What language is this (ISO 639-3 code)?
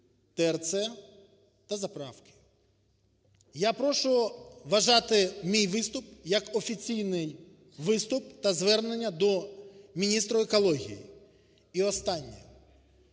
ukr